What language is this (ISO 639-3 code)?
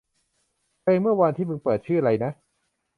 tha